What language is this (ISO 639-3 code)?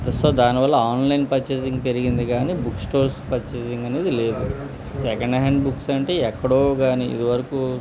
tel